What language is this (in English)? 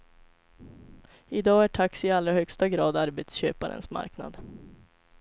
Swedish